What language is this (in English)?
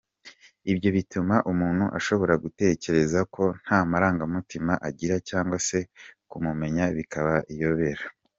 Kinyarwanda